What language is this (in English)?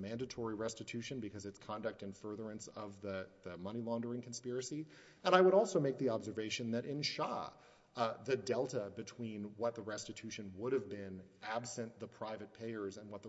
English